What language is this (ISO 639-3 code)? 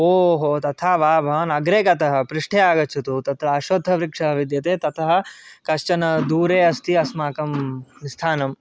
san